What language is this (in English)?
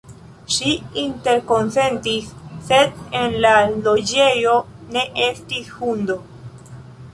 Esperanto